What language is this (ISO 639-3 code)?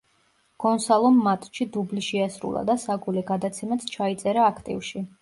kat